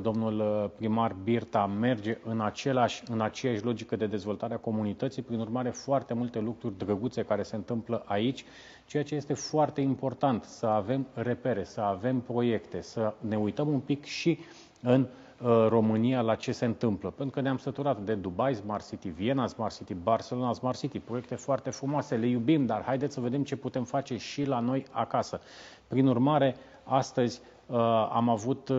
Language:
Romanian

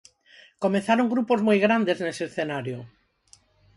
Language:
Galician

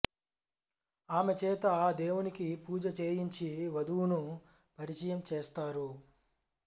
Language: Telugu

